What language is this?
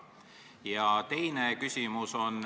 Estonian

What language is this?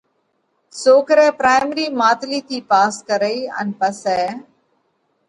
Parkari Koli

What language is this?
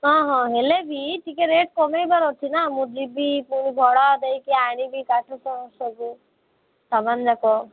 Odia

